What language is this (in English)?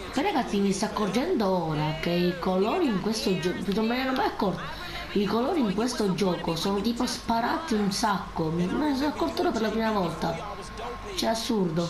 Italian